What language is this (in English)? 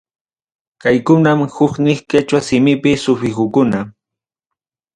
Ayacucho Quechua